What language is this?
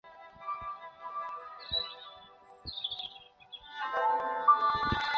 Chinese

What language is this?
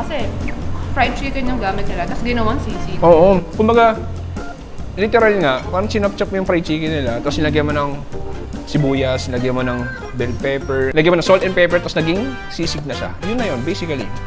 Filipino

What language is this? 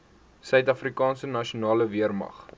Afrikaans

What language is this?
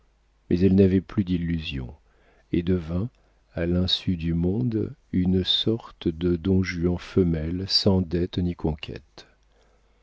French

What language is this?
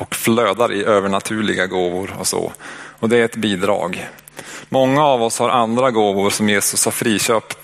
Swedish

